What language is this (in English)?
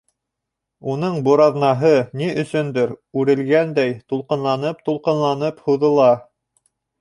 Bashkir